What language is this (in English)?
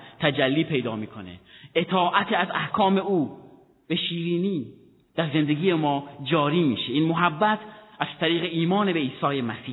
Persian